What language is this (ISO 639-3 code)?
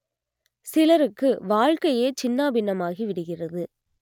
tam